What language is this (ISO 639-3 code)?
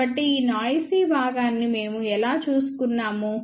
tel